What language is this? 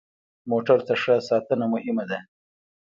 Pashto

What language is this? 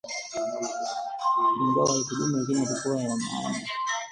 Swahili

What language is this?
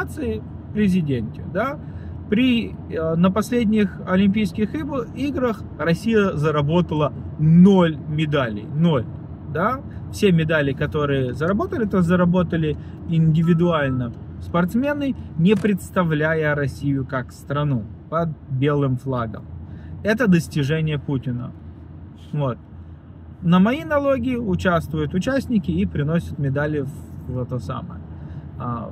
Russian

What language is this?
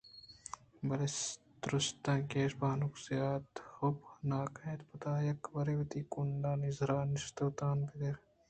Eastern Balochi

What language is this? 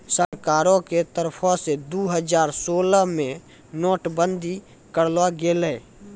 Maithili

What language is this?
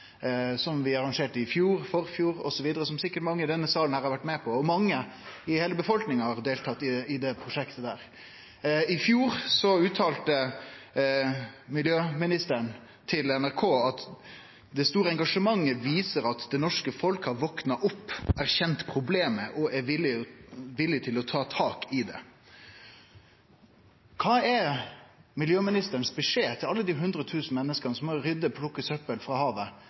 Norwegian Nynorsk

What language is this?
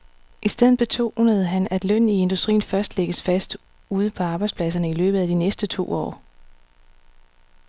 Danish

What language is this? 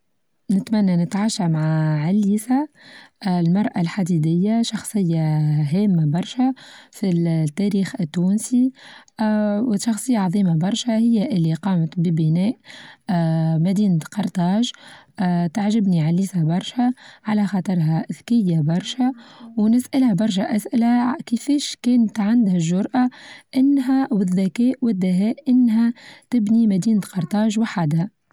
Tunisian Arabic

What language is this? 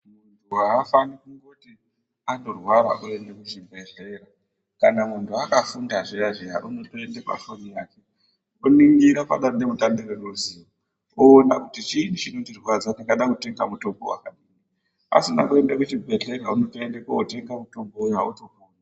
Ndau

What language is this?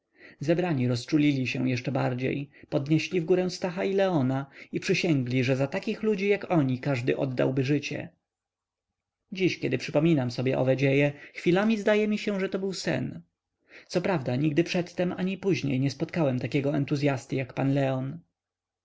Polish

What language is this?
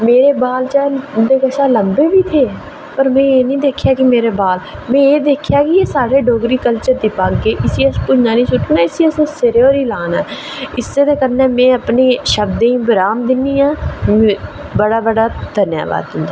Dogri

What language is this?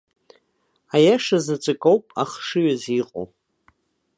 Abkhazian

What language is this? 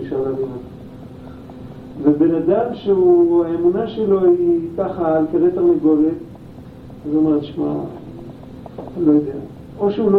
Hebrew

